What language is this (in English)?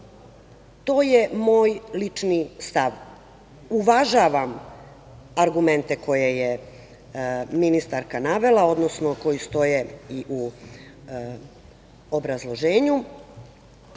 Serbian